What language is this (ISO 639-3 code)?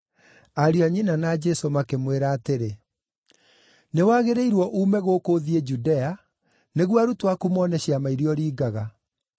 kik